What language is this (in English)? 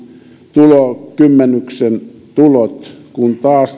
Finnish